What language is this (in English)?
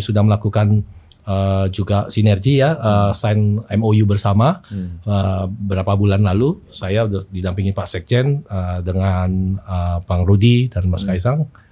Indonesian